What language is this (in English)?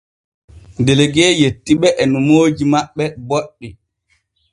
Borgu Fulfulde